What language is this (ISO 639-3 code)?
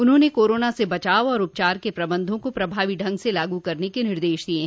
hin